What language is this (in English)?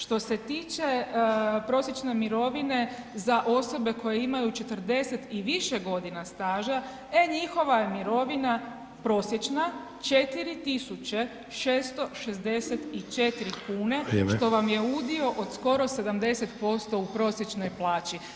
Croatian